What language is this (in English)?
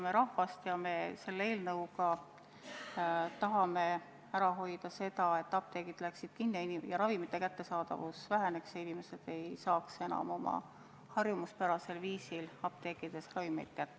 Estonian